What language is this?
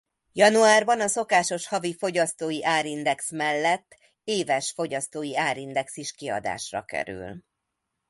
Hungarian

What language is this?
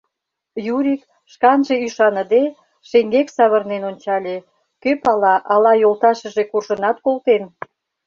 Mari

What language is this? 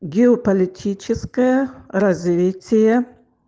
Russian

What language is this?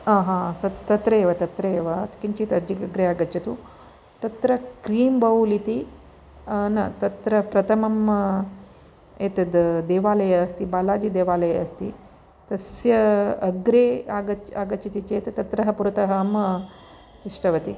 Sanskrit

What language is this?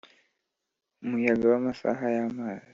Kinyarwanda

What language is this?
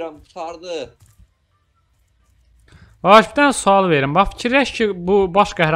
Turkish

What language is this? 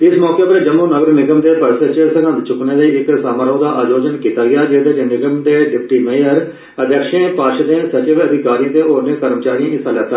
Dogri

